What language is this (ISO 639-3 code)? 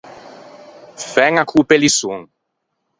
lij